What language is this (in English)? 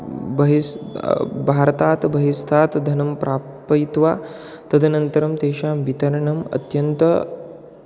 Sanskrit